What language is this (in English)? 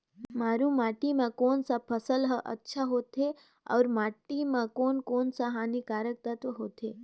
Chhattisgarhi